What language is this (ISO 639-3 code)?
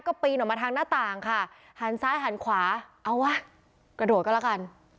tha